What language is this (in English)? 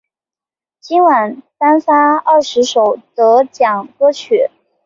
Chinese